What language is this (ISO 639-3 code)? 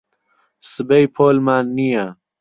ckb